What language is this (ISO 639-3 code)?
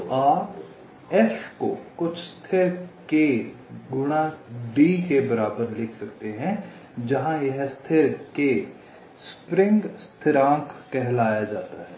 hin